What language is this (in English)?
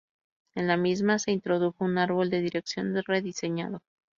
Spanish